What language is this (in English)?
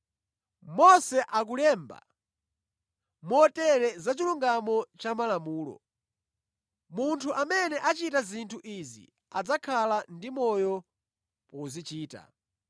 Nyanja